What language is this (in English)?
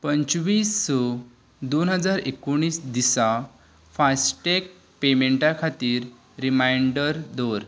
Konkani